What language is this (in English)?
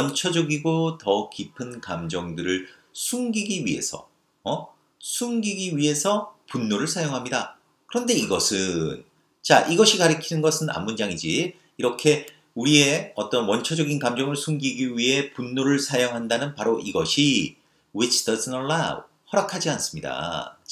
Korean